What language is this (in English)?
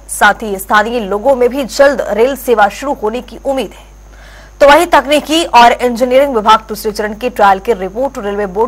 Hindi